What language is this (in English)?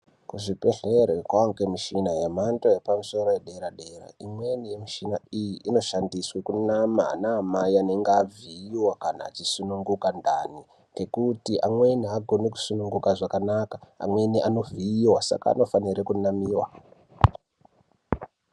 Ndau